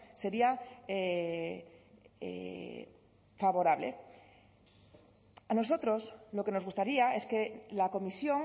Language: Spanish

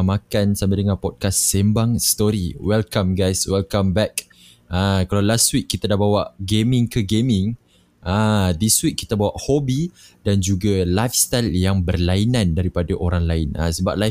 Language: Malay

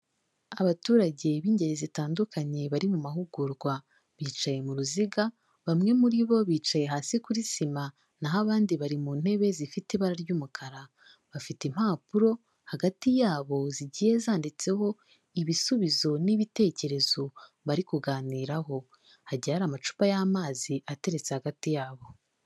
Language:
Kinyarwanda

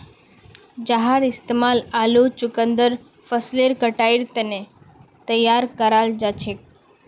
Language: Magahi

